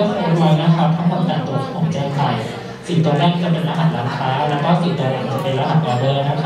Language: Thai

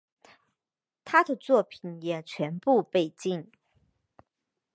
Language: Chinese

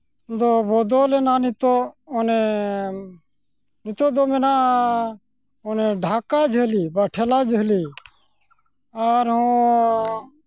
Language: Santali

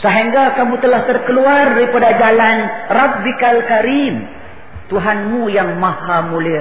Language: Malay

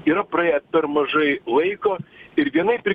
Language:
Lithuanian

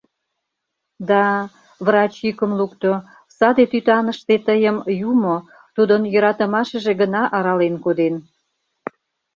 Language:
Mari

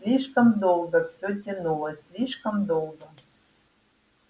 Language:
Russian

